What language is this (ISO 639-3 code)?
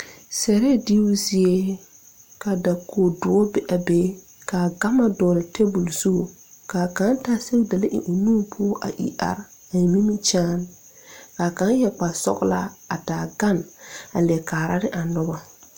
dga